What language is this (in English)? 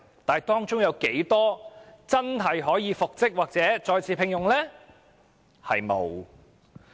Cantonese